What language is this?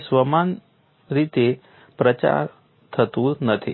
Gujarati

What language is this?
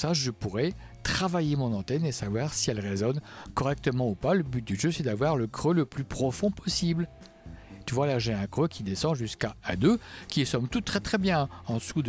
French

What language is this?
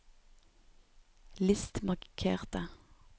Norwegian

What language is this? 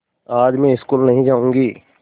Hindi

